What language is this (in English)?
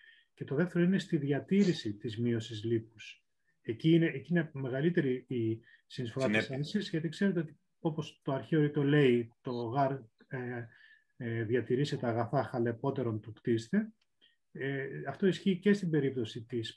Greek